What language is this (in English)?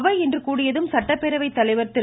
Tamil